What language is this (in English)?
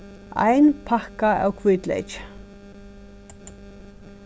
Faroese